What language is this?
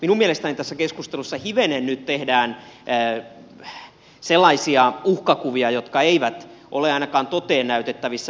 Finnish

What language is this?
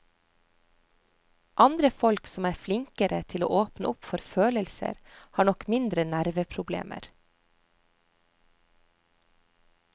Norwegian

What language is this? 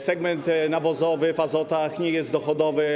Polish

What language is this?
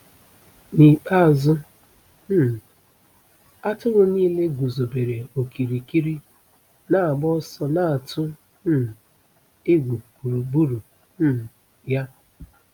Igbo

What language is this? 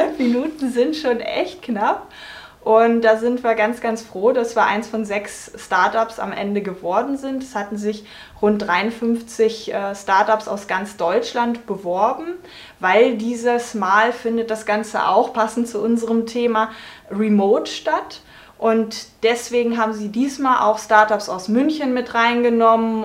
German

